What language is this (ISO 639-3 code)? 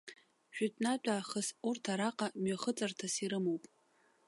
abk